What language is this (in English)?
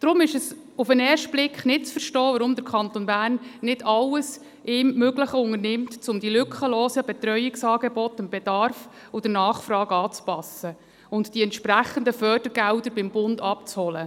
Swiss German